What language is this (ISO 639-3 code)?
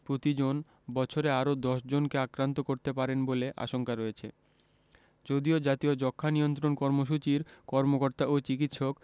ben